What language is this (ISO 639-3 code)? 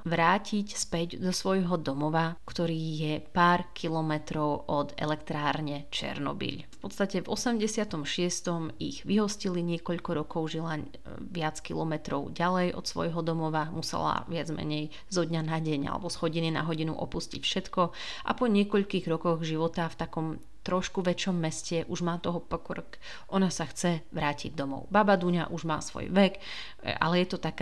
slk